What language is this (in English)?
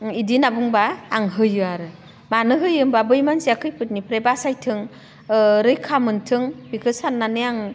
Bodo